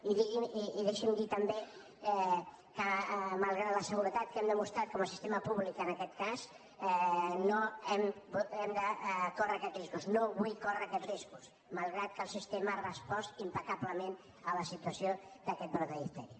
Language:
Catalan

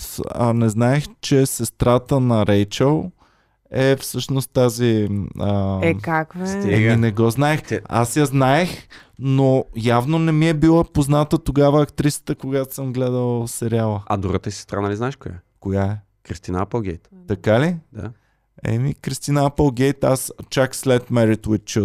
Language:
Bulgarian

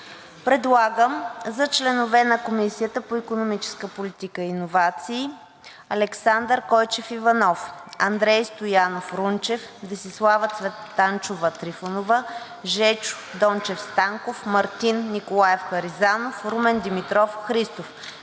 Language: Bulgarian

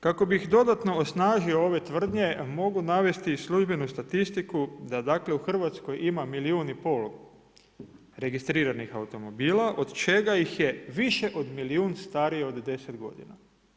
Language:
Croatian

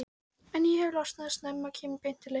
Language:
Icelandic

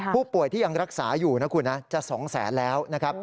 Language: Thai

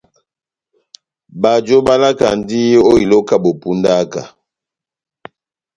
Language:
Batanga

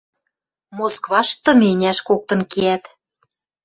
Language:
Western Mari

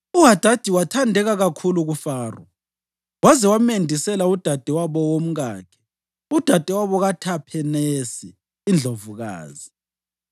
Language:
North Ndebele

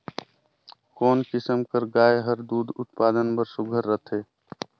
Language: Chhattisgarhi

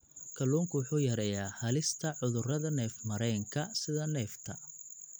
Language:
Somali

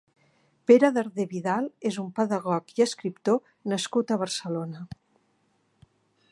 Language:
Catalan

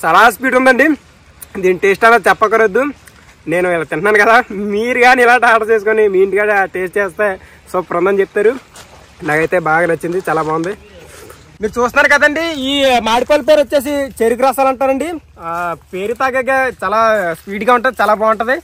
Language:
Telugu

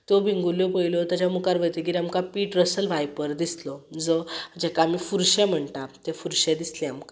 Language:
Konkani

